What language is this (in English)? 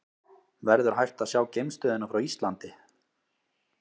Icelandic